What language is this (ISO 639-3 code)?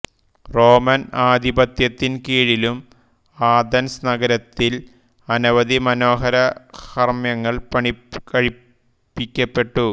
mal